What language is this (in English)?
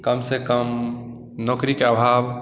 Maithili